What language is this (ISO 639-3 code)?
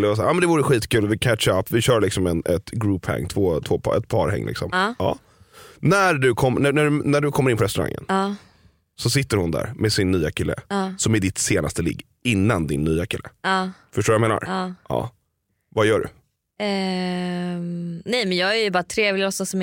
swe